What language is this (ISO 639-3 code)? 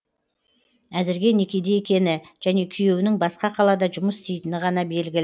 kaz